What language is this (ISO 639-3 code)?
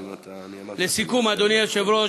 heb